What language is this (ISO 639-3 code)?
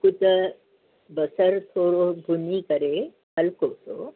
snd